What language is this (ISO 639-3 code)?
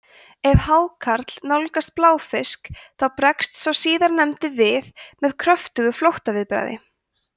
isl